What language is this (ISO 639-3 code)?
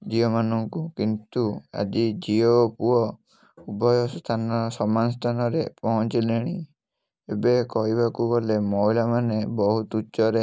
ori